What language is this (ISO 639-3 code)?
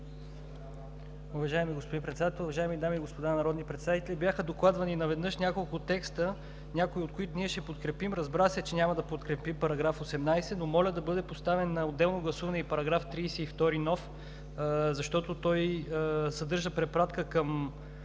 bul